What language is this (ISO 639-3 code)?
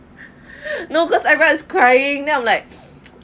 eng